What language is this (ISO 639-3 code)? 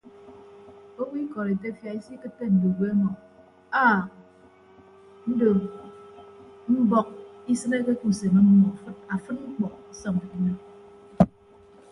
ibb